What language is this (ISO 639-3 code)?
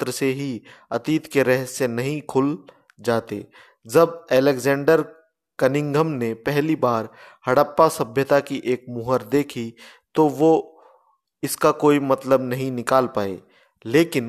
hin